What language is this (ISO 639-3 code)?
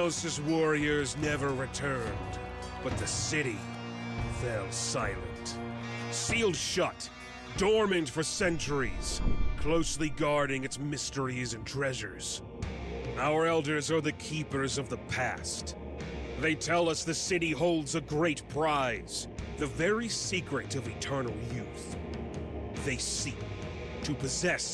rus